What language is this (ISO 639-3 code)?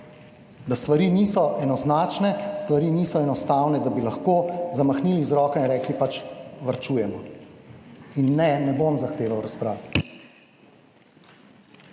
slv